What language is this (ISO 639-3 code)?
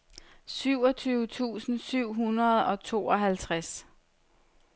dan